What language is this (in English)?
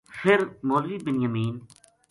Gujari